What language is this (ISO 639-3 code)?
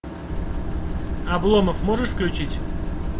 rus